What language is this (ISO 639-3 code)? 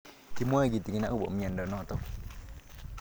kln